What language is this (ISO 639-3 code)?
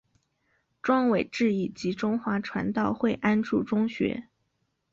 zho